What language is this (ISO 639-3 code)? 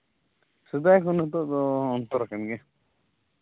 sat